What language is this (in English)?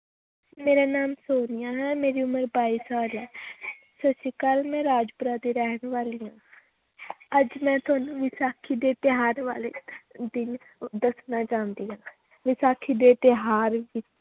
Punjabi